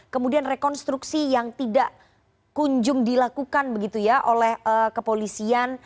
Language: Indonesian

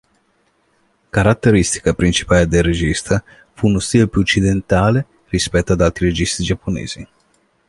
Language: Italian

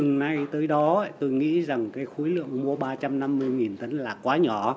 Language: Vietnamese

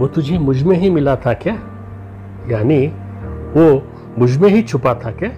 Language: Hindi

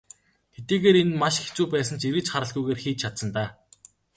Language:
Mongolian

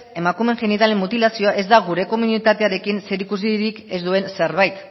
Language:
Basque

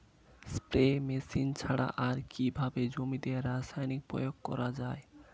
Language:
Bangla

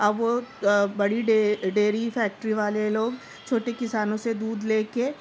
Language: Urdu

